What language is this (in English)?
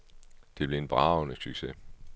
Danish